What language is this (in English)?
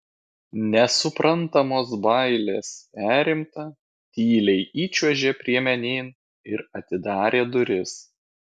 Lithuanian